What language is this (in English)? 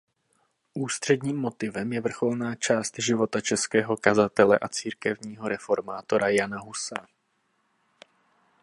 Czech